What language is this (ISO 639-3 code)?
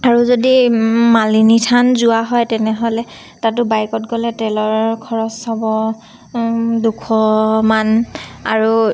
asm